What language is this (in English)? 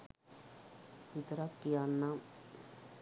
Sinhala